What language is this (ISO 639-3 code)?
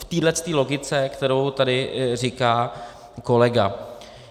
ces